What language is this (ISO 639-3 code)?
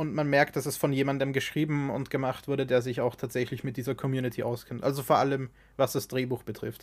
deu